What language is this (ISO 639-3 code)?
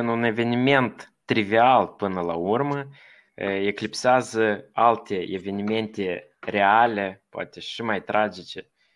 ron